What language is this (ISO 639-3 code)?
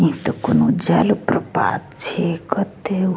mai